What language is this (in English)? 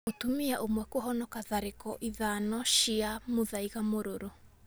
Kikuyu